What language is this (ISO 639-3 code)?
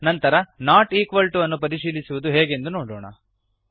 kan